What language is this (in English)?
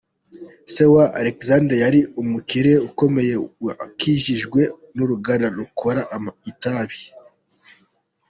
Kinyarwanda